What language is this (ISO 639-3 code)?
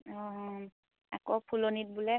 asm